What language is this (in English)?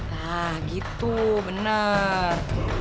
Indonesian